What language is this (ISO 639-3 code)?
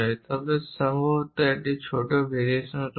ben